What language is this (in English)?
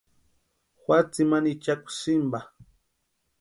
Western Highland Purepecha